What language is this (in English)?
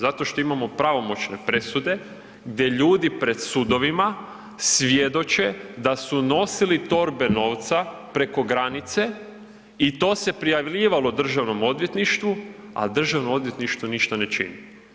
Croatian